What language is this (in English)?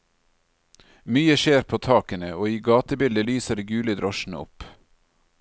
Norwegian